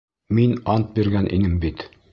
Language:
Bashkir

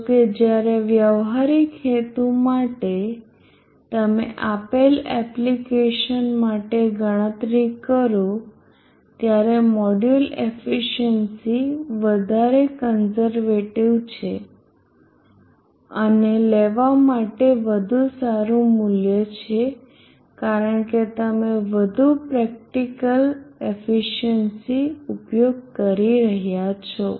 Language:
Gujarati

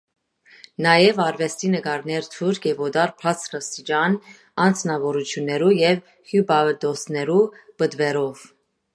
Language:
Armenian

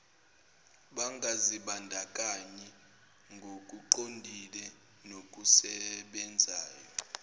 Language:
Zulu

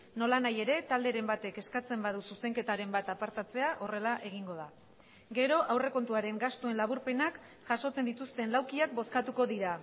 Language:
Basque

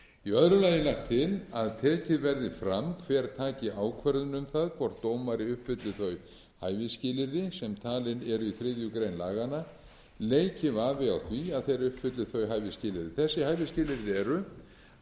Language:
Icelandic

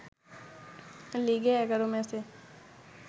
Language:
Bangla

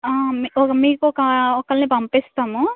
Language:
Telugu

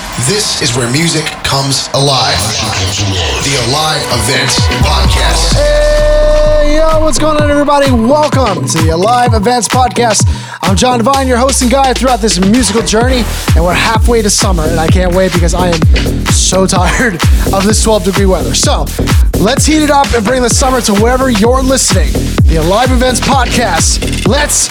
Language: English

